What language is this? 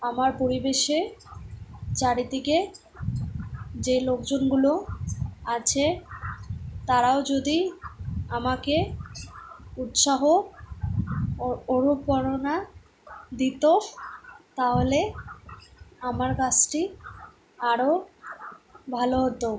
Bangla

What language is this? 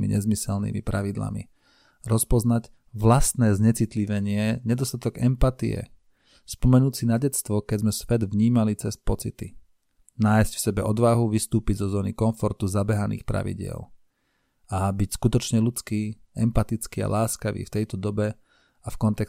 Slovak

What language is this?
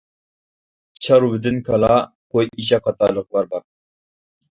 Uyghur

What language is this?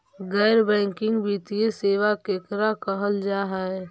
Magahi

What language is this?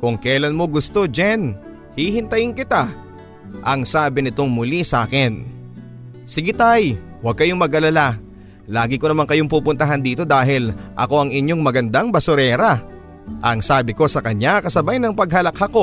Filipino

